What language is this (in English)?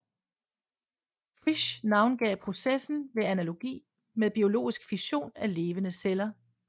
Danish